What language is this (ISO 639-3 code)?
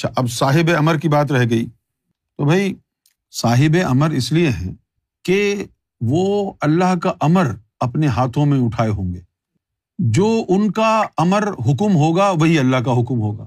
urd